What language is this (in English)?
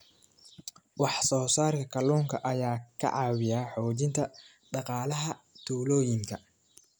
Somali